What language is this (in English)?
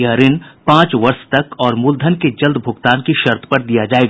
Hindi